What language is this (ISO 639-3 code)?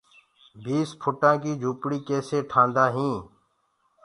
ggg